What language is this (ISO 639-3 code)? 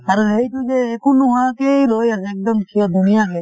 asm